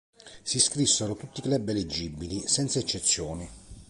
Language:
Italian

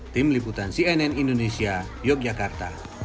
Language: Indonesian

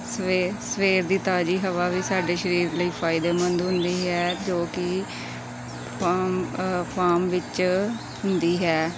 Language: Punjabi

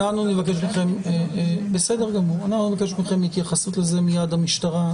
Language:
Hebrew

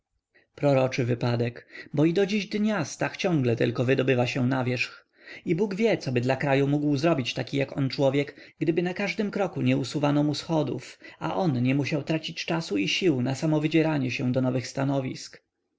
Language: Polish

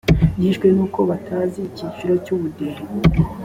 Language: Kinyarwanda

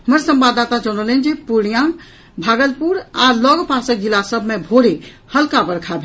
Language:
Maithili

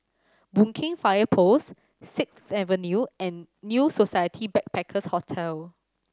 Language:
English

